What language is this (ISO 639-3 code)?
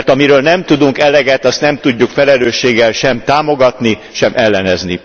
hun